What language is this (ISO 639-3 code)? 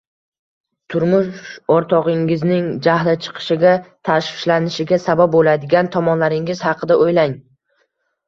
uzb